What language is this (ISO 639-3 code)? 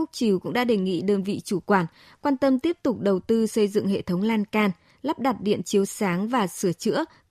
vie